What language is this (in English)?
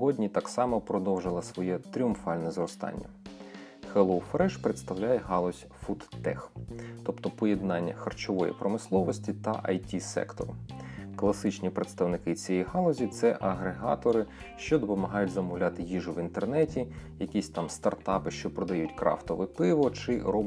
Ukrainian